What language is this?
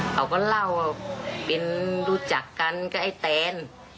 Thai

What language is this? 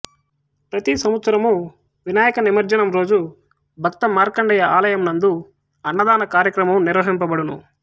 Telugu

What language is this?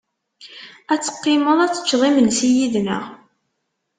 Kabyle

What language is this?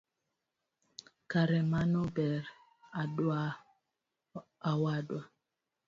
Luo (Kenya and Tanzania)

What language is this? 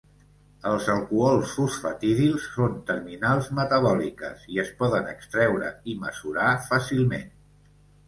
Catalan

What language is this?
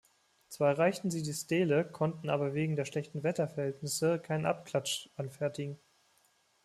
German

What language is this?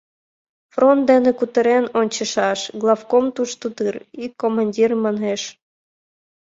Mari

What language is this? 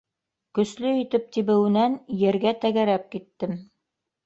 Bashkir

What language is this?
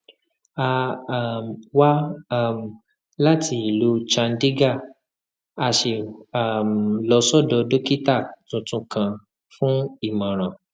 Yoruba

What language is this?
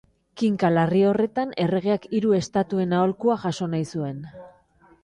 Basque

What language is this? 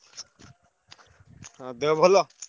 Odia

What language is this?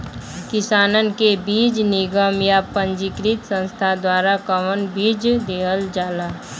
Bhojpuri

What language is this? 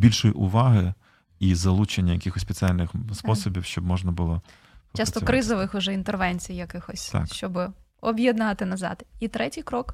Ukrainian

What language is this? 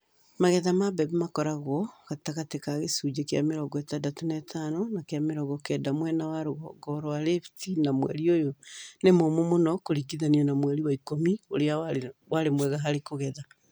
Kikuyu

